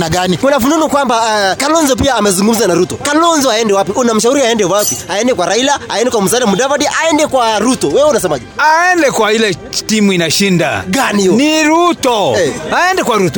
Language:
Swahili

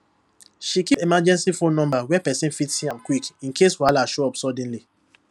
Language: Nigerian Pidgin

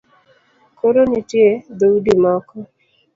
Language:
Luo (Kenya and Tanzania)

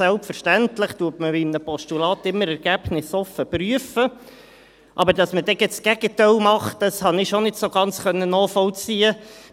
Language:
Swiss German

